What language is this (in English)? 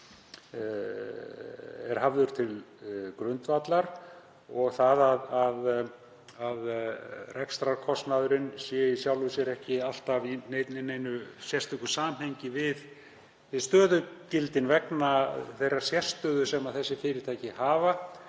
Icelandic